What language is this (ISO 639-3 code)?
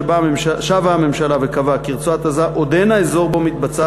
heb